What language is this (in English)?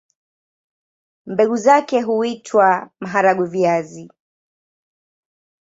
Swahili